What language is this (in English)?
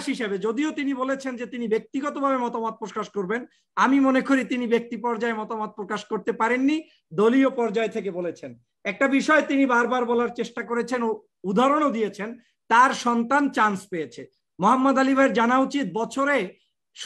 Turkish